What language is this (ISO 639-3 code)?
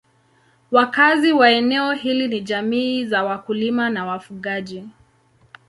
swa